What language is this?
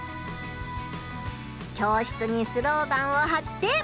Japanese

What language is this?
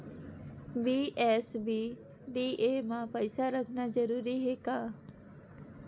Chhattisgarhi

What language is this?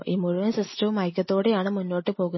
Malayalam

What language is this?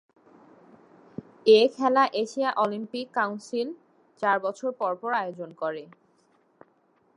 Bangla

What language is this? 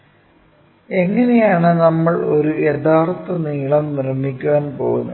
Malayalam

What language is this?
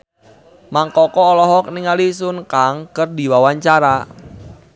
Sundanese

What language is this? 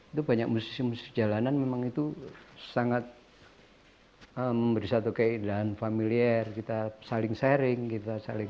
Indonesian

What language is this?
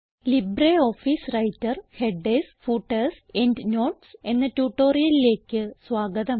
Malayalam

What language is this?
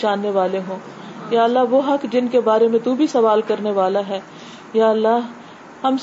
Urdu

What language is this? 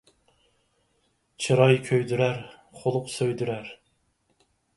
Uyghur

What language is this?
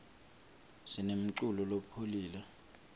Swati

